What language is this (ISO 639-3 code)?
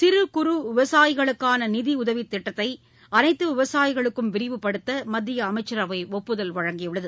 tam